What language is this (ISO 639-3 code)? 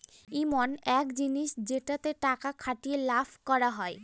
ben